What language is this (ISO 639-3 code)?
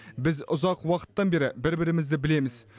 kaz